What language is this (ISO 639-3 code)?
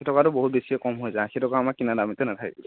asm